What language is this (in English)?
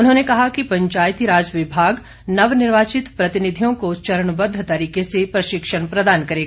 Hindi